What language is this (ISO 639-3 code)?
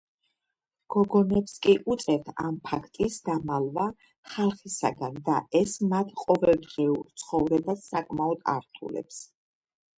kat